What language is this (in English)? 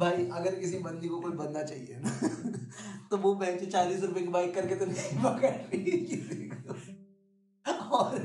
Hindi